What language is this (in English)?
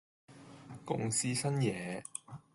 Cantonese